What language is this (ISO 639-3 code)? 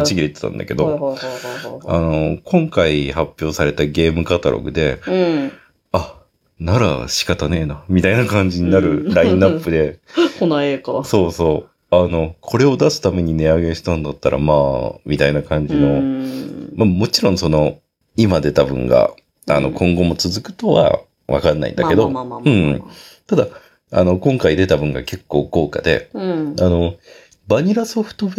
jpn